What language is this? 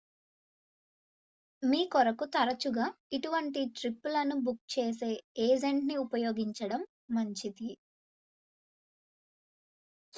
Telugu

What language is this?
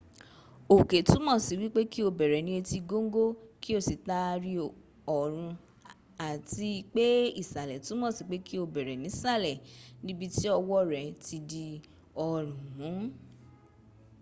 Yoruba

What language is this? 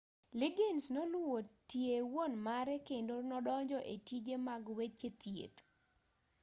Luo (Kenya and Tanzania)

